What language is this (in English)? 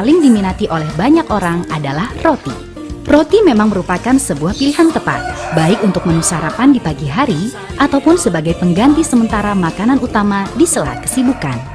Indonesian